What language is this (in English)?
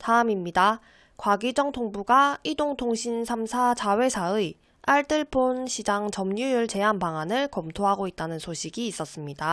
Korean